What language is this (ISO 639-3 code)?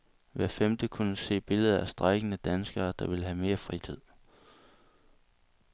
dan